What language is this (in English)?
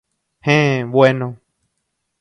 Guarani